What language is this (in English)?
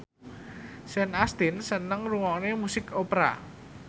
Javanese